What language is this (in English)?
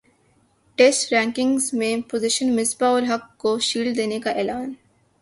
Urdu